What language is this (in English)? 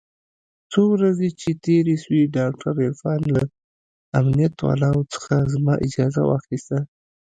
Pashto